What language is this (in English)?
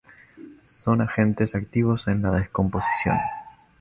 Spanish